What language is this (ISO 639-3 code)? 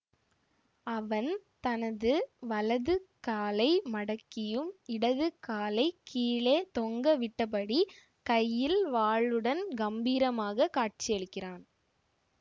tam